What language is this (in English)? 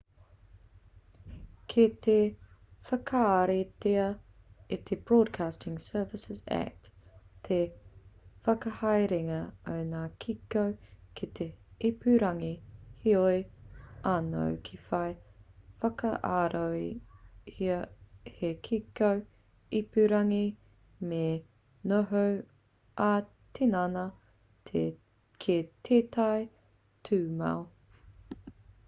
Māori